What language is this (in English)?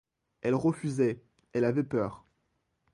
French